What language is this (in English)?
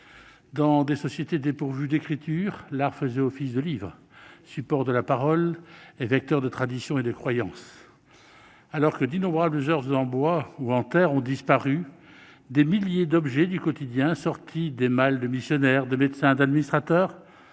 French